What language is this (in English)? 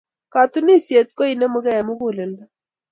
Kalenjin